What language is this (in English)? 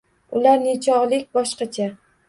Uzbek